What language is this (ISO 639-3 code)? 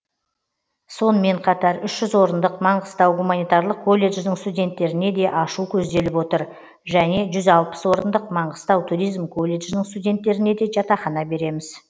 kaz